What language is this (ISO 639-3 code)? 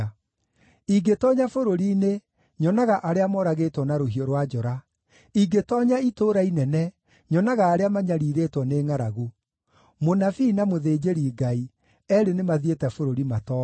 kik